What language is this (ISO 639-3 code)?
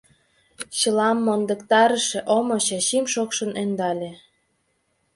chm